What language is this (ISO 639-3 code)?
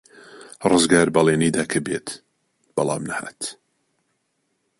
ckb